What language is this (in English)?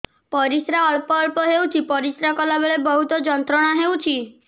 Odia